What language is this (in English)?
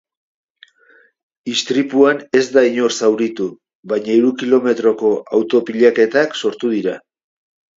Basque